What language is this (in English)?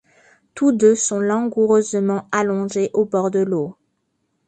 French